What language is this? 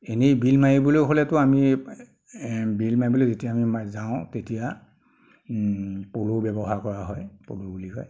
Assamese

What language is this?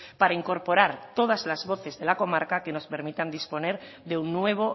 Spanish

